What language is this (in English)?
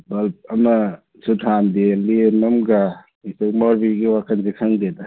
Manipuri